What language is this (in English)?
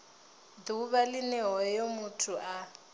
Venda